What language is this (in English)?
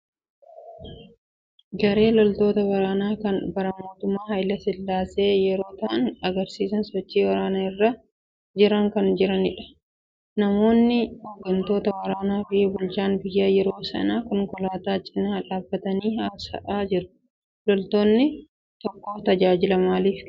Oromo